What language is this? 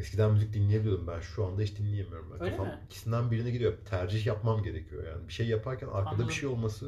Turkish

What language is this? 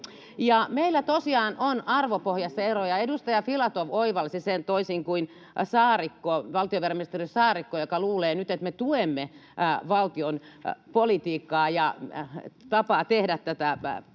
Finnish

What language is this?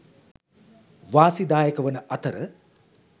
Sinhala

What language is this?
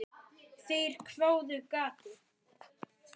Icelandic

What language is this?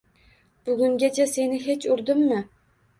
Uzbek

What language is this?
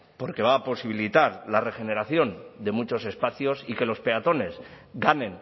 Spanish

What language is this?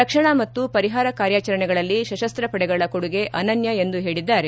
Kannada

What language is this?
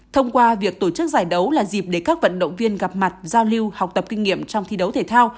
Vietnamese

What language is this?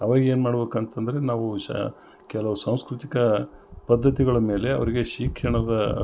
Kannada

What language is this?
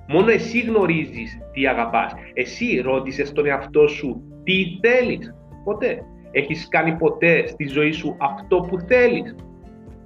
Greek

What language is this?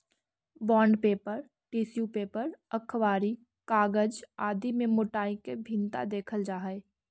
Magahi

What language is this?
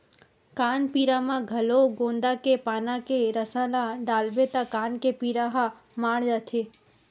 Chhattisgarhi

